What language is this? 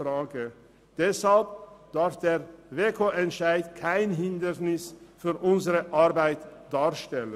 Swiss German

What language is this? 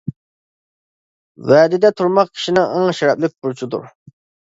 Uyghur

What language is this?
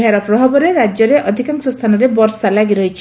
Odia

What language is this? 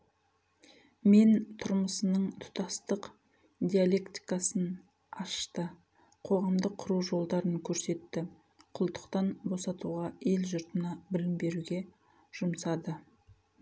Kazakh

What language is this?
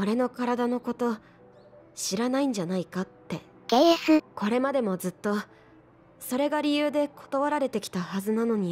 Japanese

